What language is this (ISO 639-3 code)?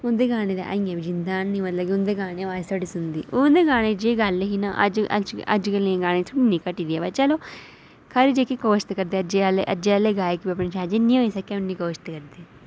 doi